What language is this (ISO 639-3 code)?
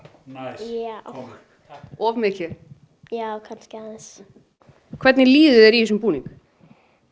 isl